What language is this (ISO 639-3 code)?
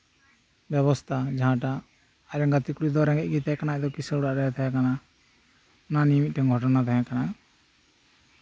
sat